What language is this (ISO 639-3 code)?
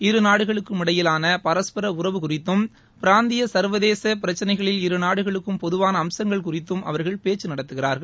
tam